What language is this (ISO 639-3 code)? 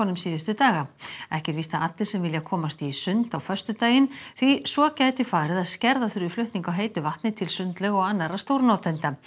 isl